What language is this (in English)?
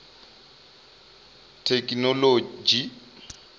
Venda